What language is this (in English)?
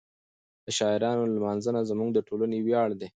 Pashto